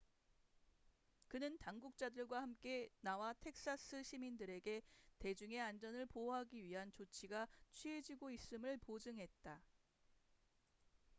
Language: Korean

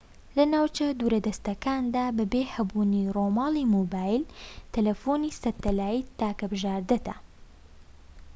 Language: Central Kurdish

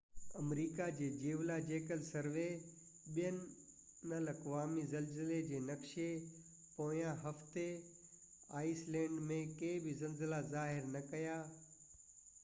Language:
Sindhi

